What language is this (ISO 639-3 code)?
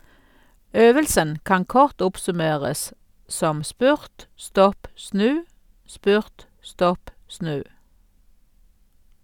nor